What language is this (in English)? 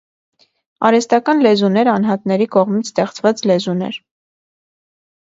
Armenian